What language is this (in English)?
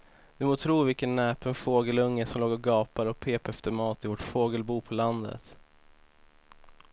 Swedish